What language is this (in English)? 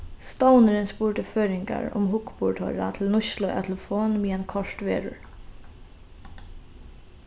Faroese